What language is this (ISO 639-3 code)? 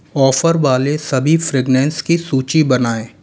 hin